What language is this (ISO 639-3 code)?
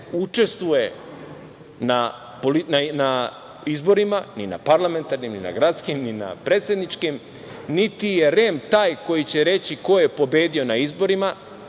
srp